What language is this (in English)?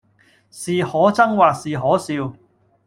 Cantonese